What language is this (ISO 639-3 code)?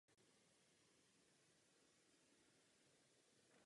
ces